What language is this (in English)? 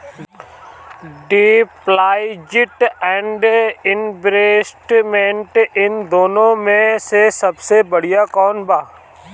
Bhojpuri